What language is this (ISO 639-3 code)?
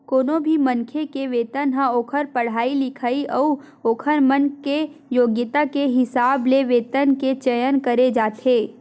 hne